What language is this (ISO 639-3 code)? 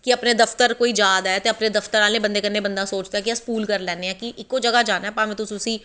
doi